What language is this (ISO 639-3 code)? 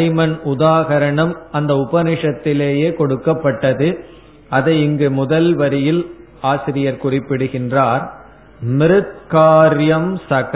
tam